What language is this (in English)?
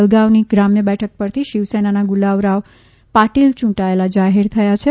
Gujarati